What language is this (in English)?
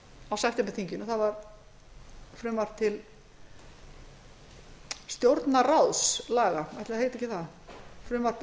Icelandic